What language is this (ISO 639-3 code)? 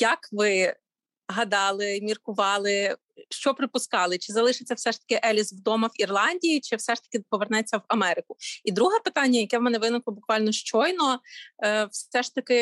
ukr